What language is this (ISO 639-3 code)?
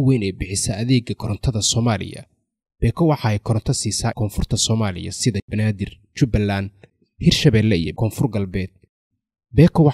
ara